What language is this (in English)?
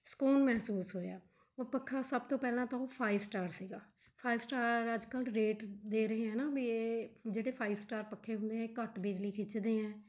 Punjabi